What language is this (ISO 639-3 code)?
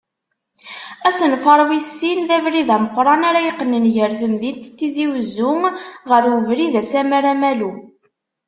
kab